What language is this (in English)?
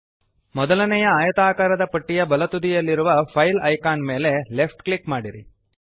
Kannada